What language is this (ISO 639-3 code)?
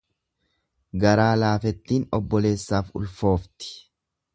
orm